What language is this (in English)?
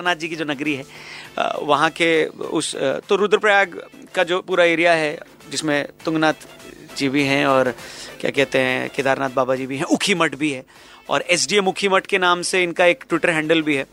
Hindi